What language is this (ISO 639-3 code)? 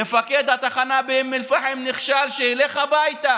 heb